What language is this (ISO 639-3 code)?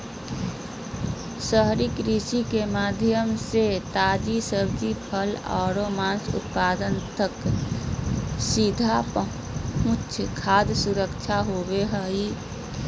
mag